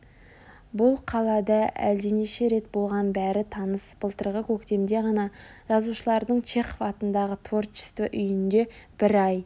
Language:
Kazakh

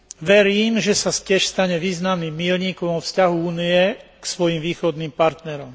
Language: Slovak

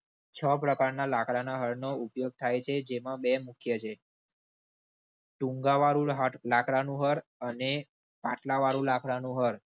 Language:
Gujarati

